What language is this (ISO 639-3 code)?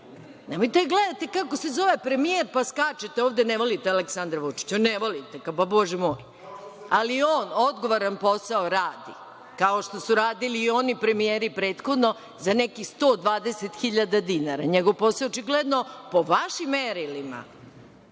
srp